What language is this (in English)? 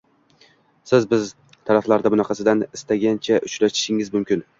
Uzbek